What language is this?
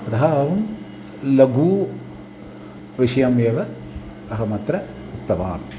Sanskrit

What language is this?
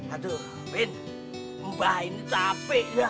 Indonesian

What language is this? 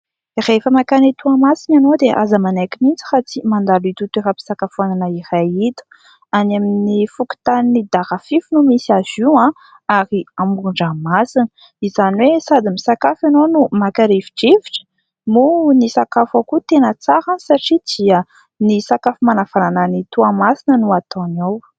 Malagasy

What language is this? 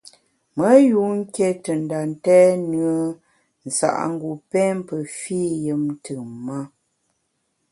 Bamun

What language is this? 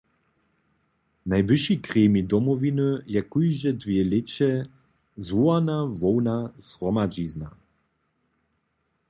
Upper Sorbian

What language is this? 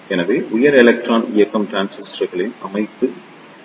Tamil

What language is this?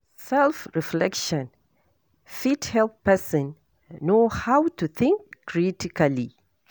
Nigerian Pidgin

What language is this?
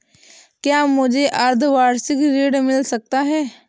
Hindi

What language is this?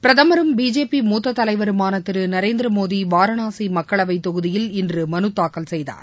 Tamil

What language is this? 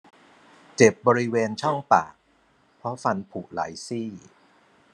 Thai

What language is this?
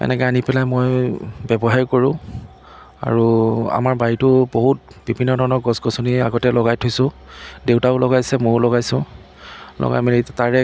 Assamese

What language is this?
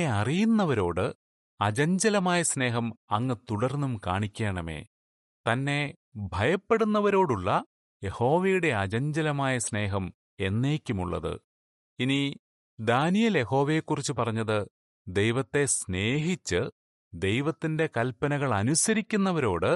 Malayalam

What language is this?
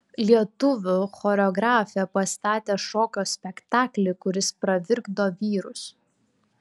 Lithuanian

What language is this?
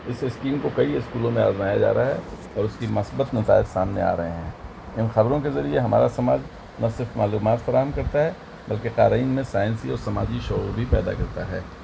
Urdu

